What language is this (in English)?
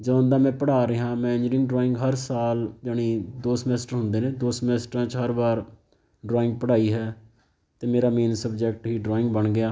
Punjabi